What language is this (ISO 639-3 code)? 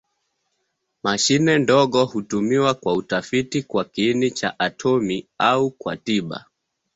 swa